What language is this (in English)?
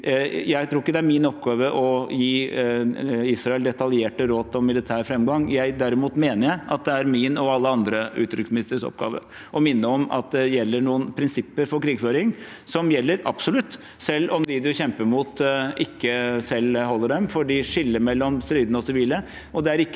Norwegian